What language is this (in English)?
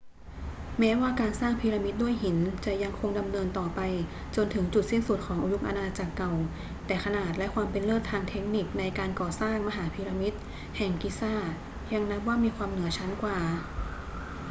Thai